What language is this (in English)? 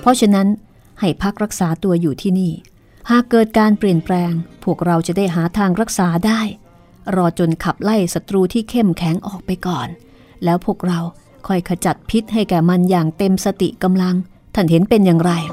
Thai